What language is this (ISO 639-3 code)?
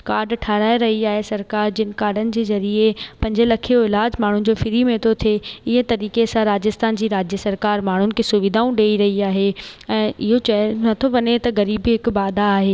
snd